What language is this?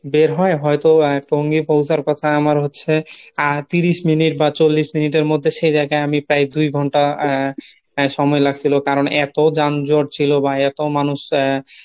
Bangla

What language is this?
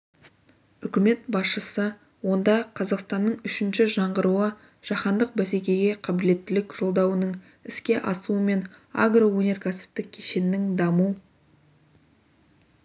Kazakh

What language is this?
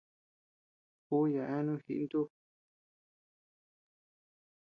Tepeuxila Cuicatec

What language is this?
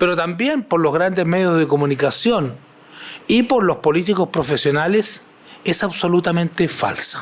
Spanish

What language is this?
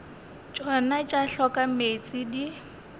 Northern Sotho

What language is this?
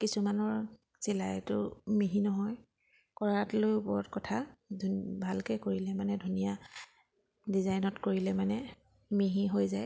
Assamese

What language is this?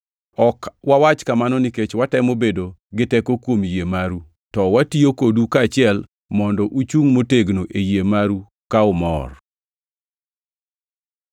Luo (Kenya and Tanzania)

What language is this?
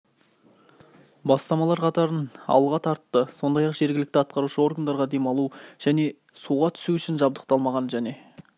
Kazakh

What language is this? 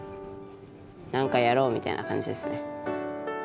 Japanese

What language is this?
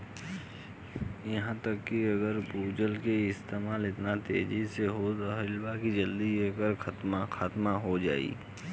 Bhojpuri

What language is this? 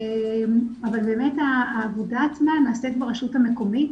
Hebrew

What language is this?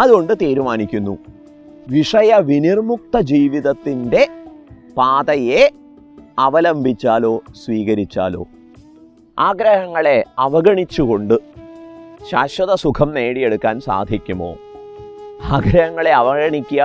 Malayalam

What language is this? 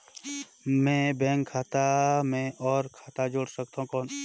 Chhattisgarhi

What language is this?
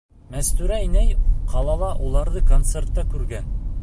Bashkir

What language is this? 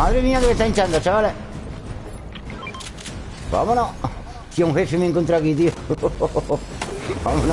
Spanish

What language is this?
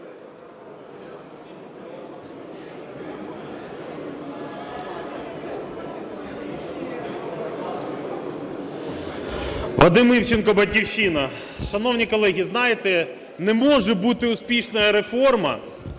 Ukrainian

